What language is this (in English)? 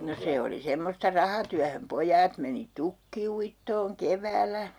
Finnish